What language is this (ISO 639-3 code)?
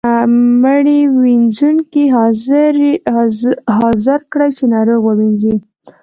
pus